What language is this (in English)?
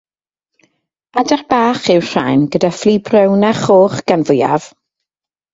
Welsh